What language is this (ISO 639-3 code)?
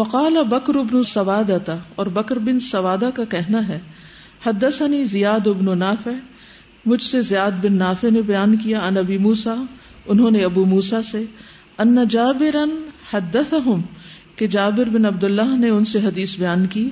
urd